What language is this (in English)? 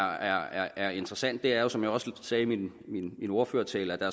Danish